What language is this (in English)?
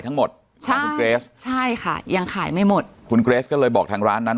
Thai